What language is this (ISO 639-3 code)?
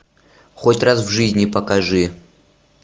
rus